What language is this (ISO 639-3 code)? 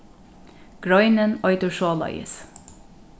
fao